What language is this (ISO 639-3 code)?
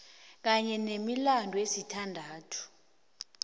nbl